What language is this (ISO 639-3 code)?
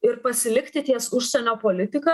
lit